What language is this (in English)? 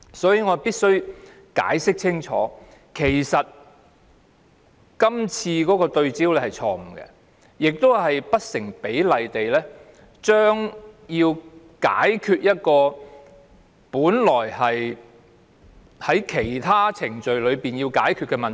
Cantonese